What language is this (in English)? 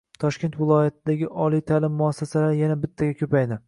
Uzbek